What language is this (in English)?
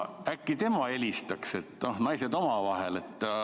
Estonian